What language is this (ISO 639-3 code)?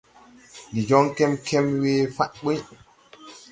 tui